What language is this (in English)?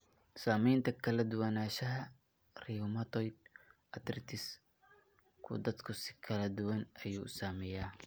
Somali